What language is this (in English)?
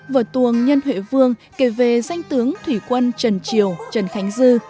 Vietnamese